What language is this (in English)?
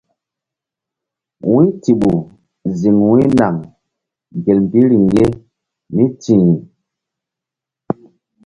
Mbum